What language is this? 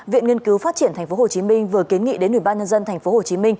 Vietnamese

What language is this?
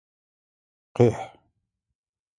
Adyghe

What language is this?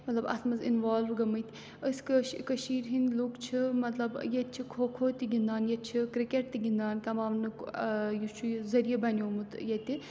Kashmiri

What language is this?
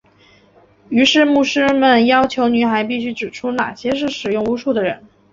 Chinese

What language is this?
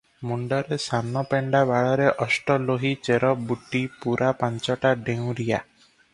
Odia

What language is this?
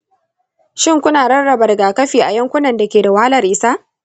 Hausa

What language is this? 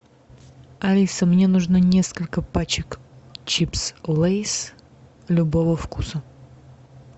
Russian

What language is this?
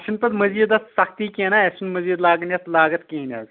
Kashmiri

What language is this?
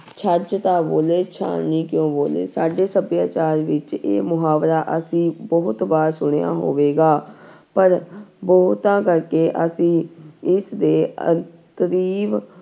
Punjabi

